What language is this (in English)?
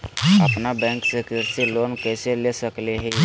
Magahi